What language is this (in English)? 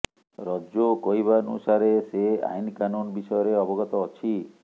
Odia